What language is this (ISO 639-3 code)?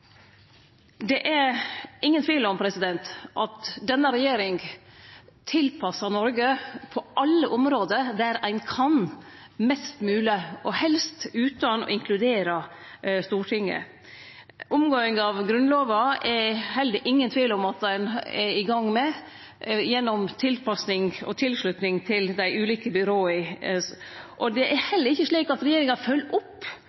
nno